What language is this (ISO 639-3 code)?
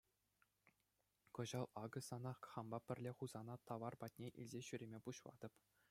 chv